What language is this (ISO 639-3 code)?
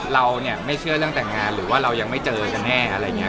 tha